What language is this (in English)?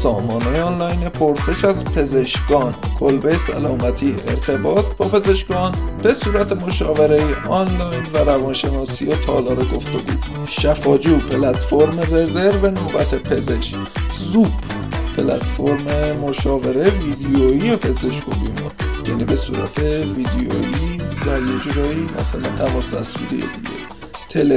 Persian